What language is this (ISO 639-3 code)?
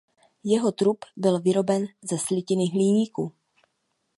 ces